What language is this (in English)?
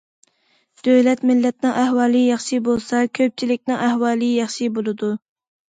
Uyghur